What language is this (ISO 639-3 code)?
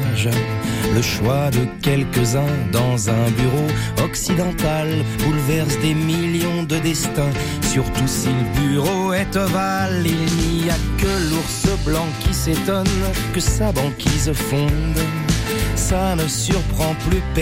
fra